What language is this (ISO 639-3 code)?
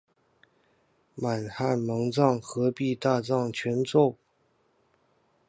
zho